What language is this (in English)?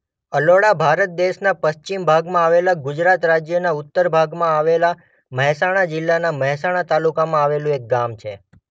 Gujarati